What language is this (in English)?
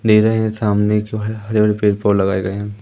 Hindi